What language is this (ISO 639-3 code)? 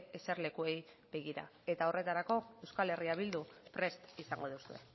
eus